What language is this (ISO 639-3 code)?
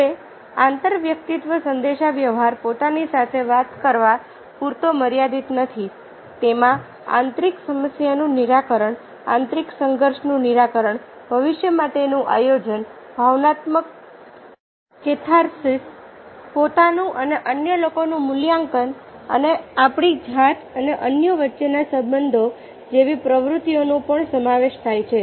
guj